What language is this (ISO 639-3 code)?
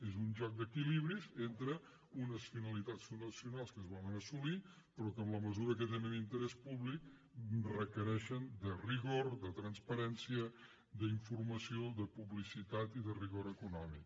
cat